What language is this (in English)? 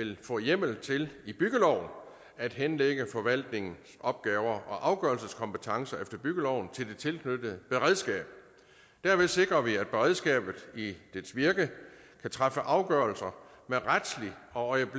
Danish